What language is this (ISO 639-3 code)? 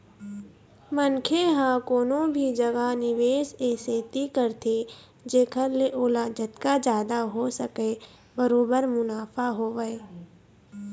hne